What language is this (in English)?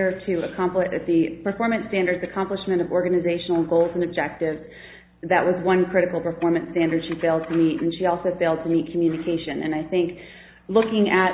English